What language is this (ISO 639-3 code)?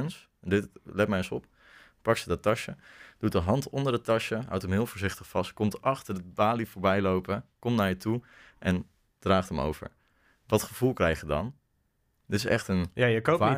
nld